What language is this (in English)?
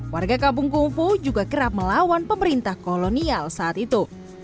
Indonesian